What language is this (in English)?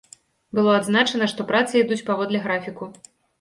Belarusian